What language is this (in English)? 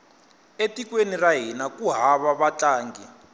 Tsonga